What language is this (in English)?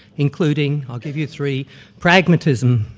English